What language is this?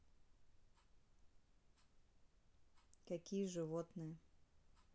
Russian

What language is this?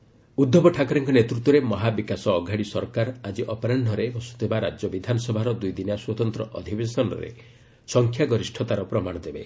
Odia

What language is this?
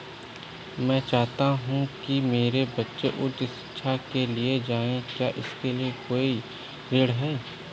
Hindi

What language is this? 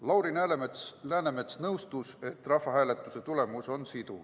Estonian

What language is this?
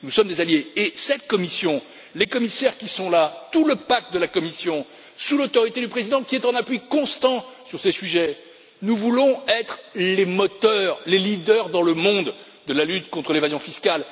French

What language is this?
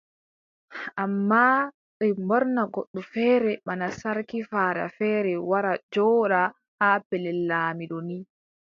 Adamawa Fulfulde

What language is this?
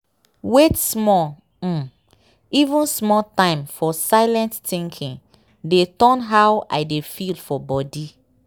Nigerian Pidgin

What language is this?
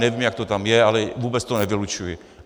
Czech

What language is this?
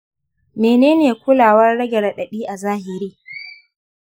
Hausa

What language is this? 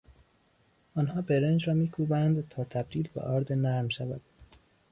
Persian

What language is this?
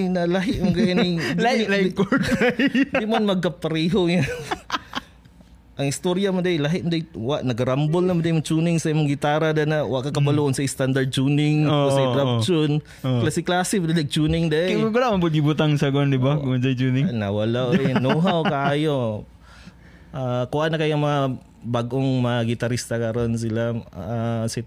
Filipino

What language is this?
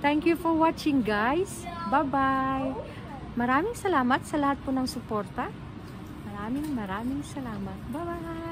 Dutch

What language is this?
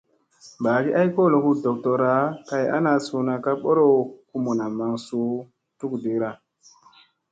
Musey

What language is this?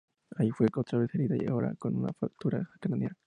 Spanish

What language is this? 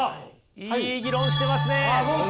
Japanese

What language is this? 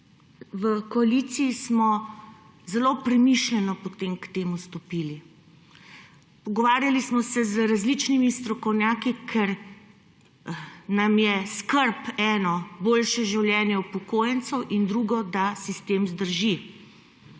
Slovenian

